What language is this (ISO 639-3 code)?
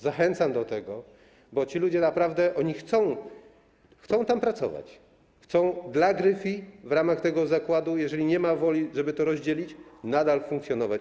pol